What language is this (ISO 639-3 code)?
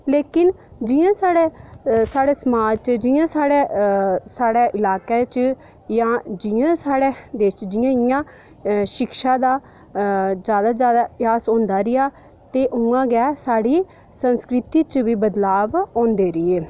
doi